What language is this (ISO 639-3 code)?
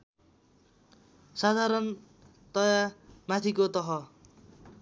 nep